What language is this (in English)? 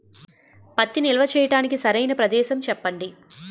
Telugu